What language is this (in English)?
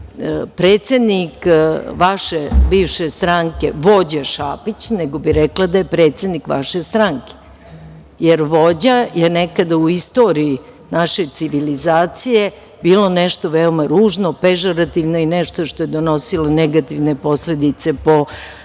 Serbian